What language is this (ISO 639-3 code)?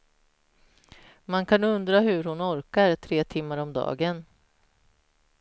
swe